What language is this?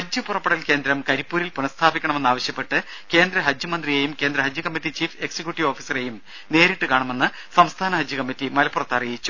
Malayalam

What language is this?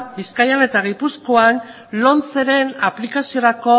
Basque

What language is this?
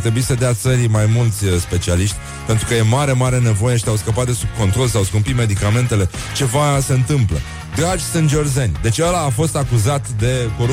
Romanian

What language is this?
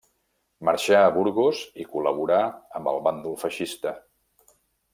Catalan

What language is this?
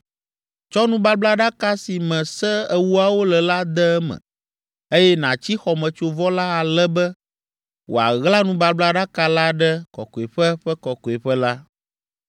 Ewe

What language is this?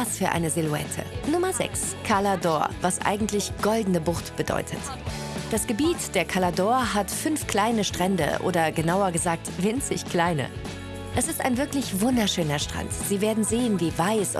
German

